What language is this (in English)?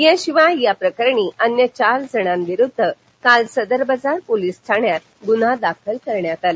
Marathi